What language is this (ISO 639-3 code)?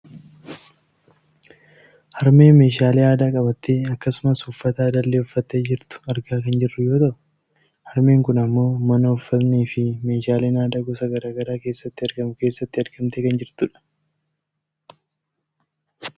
orm